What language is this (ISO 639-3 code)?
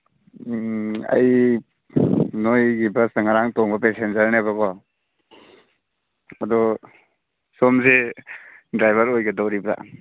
mni